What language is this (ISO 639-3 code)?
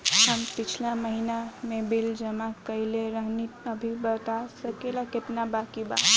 bho